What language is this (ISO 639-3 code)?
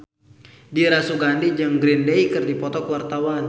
sun